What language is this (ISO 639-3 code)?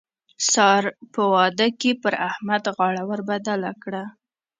pus